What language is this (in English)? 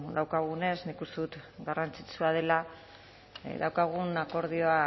Basque